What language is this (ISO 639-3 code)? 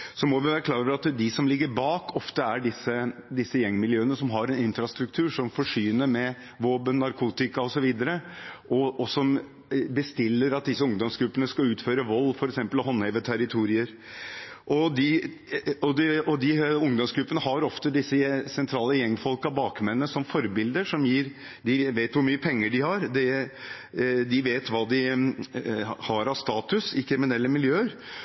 nob